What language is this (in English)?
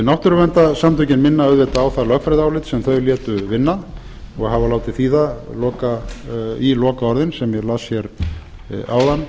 Icelandic